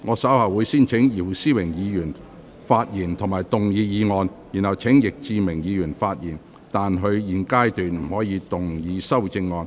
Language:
Cantonese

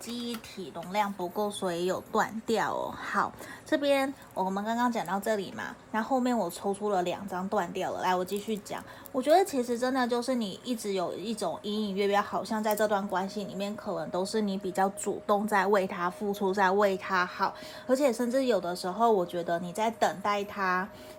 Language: Chinese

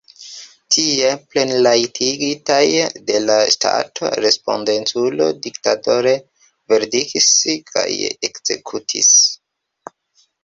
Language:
Esperanto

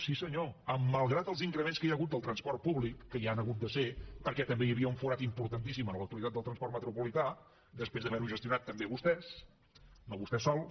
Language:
Catalan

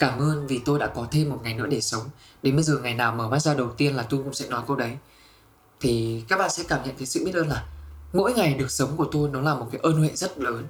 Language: Vietnamese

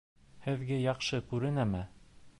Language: Bashkir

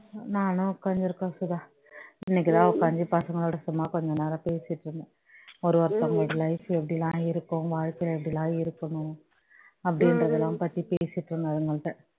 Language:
Tamil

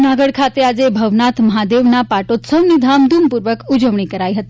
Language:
Gujarati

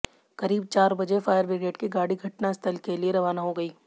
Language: Hindi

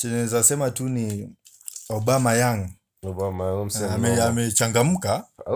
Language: Swahili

